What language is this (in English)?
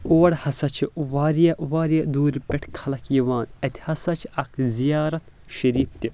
Kashmiri